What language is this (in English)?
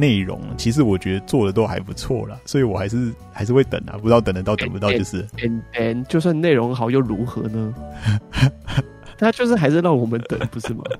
Chinese